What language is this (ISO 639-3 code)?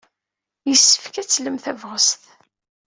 kab